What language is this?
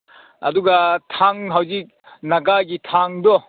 Manipuri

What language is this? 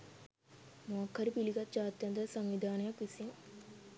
Sinhala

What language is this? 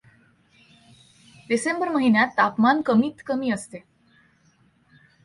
Marathi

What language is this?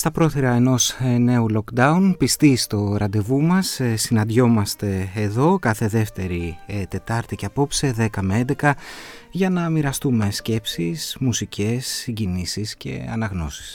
Greek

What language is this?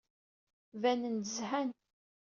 Kabyle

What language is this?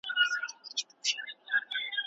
Pashto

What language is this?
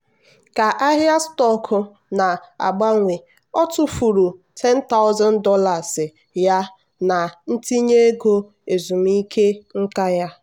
Igbo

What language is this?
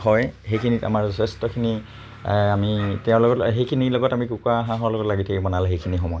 Assamese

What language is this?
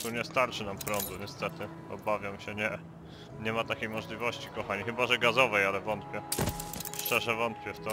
Polish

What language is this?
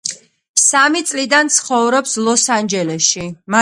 Georgian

